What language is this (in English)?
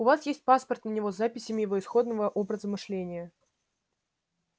Russian